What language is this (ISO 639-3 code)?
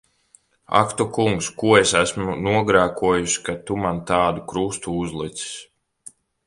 lav